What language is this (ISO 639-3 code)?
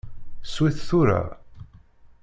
kab